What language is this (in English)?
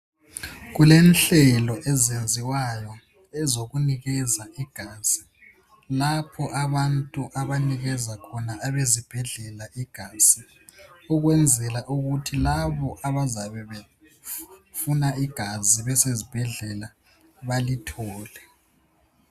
North Ndebele